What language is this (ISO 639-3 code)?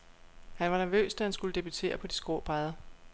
dan